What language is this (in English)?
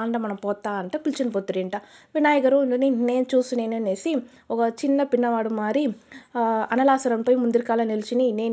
Telugu